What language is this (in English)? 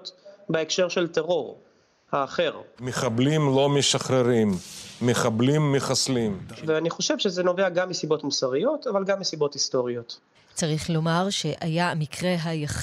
Hebrew